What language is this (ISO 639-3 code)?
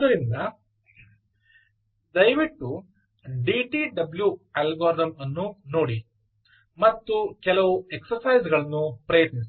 kan